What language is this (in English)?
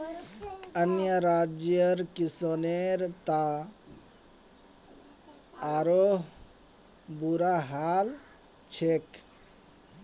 Magahi